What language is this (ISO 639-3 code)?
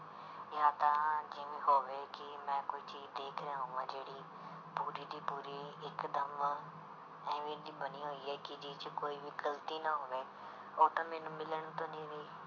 pan